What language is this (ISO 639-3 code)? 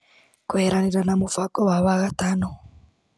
kik